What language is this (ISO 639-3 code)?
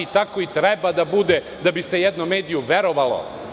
srp